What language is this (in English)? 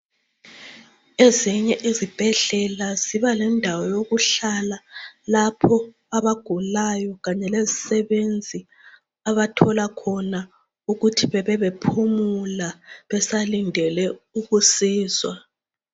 North Ndebele